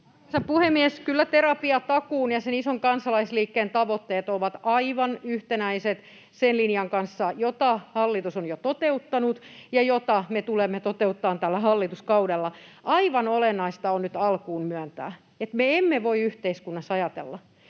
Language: Finnish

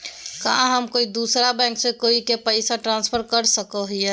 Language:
Magahi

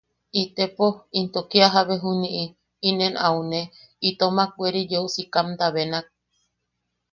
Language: Yaqui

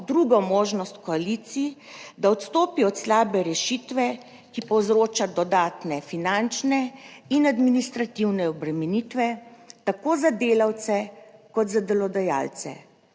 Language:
Slovenian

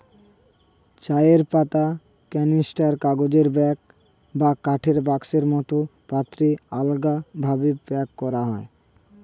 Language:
Bangla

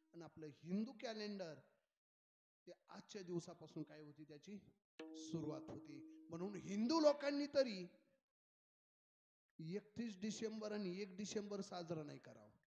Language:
Arabic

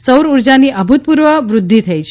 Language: Gujarati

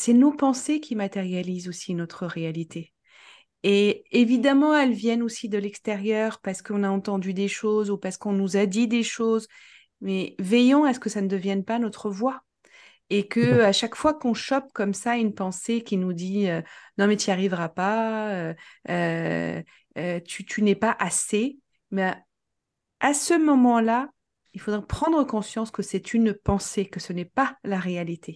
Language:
French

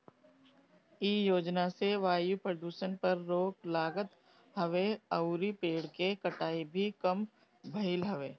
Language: Bhojpuri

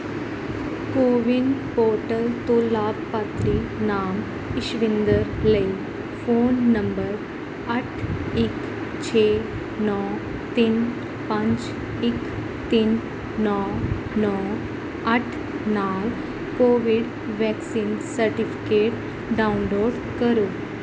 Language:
Punjabi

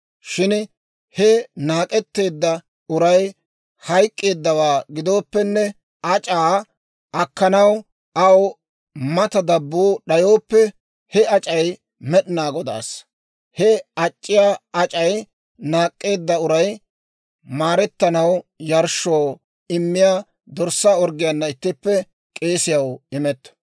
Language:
Dawro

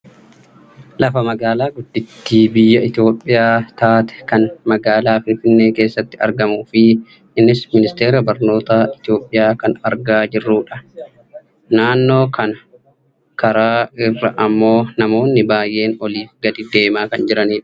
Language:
Oromo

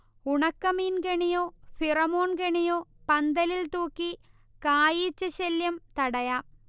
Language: Malayalam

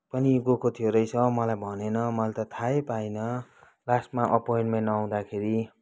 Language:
Nepali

